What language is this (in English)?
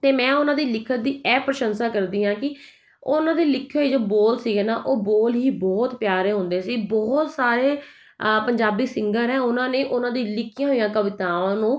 Punjabi